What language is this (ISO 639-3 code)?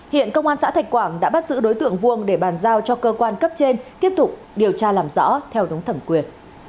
vie